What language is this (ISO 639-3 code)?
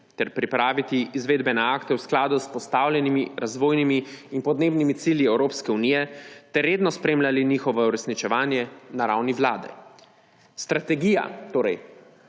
slv